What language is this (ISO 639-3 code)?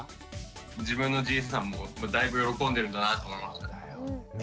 jpn